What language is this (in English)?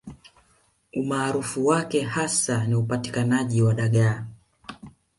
Swahili